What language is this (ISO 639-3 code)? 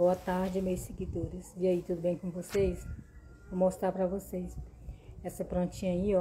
por